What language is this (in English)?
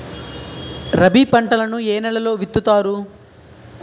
Telugu